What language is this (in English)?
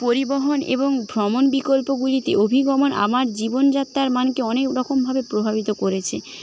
Bangla